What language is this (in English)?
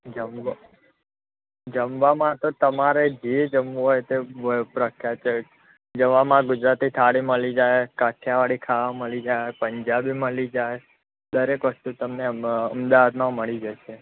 Gujarati